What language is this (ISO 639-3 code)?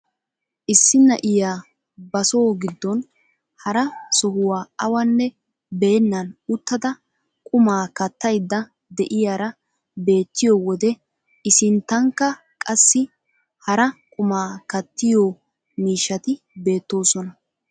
wal